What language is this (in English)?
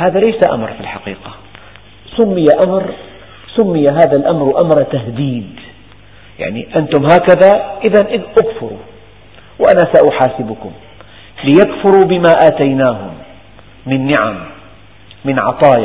Arabic